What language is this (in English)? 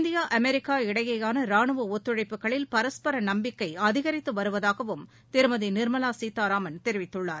Tamil